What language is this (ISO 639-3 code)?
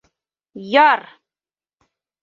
bak